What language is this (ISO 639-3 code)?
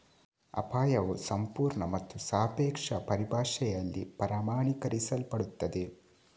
kan